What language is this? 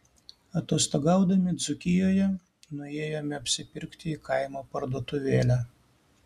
Lithuanian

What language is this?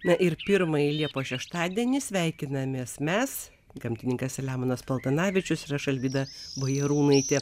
Lithuanian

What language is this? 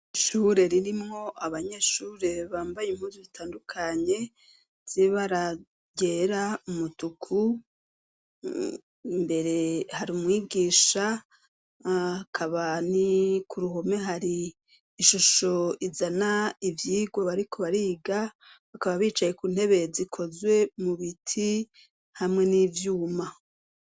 Rundi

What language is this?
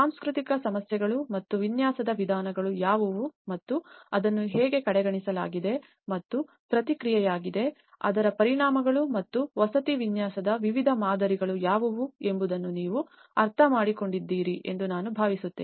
Kannada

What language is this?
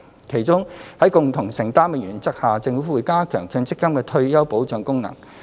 Cantonese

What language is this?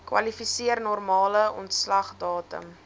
Afrikaans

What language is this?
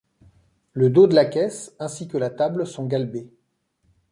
French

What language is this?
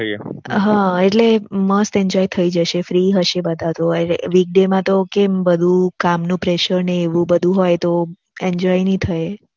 Gujarati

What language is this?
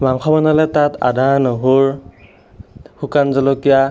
Assamese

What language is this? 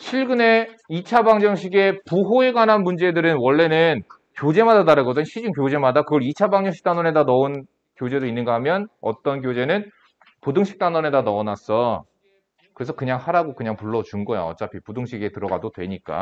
Korean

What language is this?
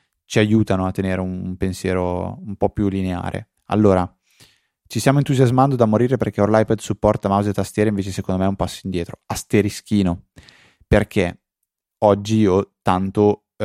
Italian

